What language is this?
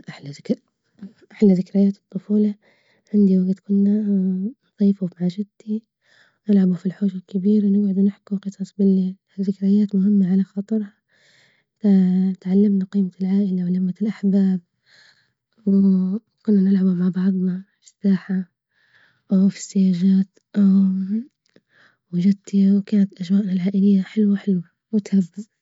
Libyan Arabic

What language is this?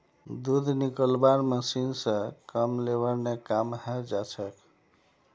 Magahi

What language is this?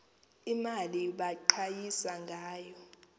Xhosa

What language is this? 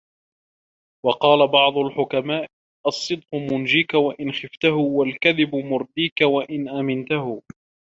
Arabic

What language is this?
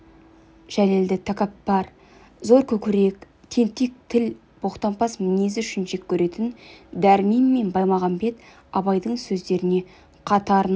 Kazakh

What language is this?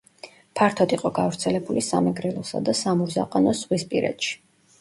Georgian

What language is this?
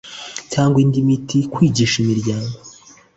Kinyarwanda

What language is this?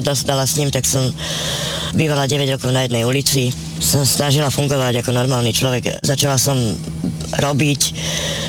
Slovak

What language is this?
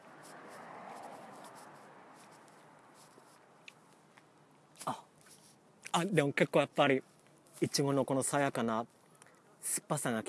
Japanese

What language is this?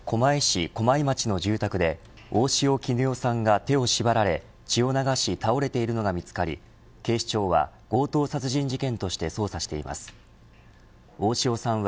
Japanese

